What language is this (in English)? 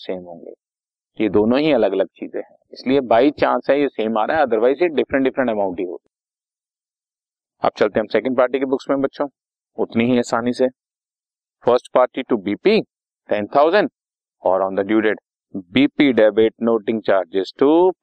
Hindi